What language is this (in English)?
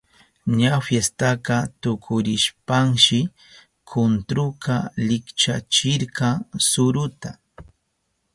Southern Pastaza Quechua